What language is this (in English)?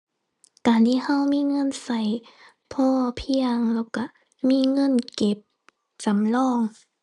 Thai